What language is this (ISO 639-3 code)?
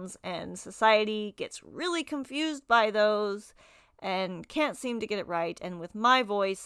eng